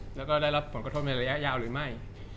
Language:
Thai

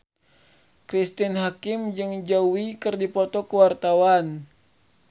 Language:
Sundanese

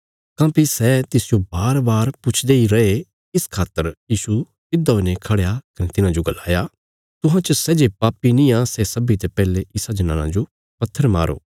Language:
Bilaspuri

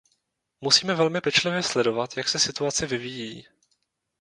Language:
Czech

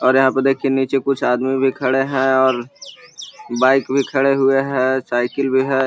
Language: Magahi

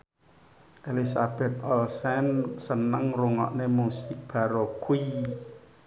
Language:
Javanese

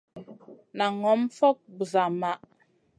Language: Masana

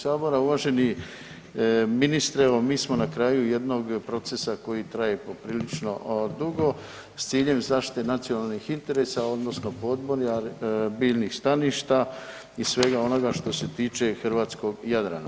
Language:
Croatian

